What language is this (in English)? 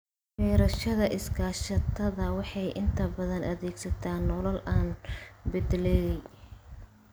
Somali